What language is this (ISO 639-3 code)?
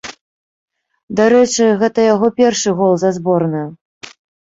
bel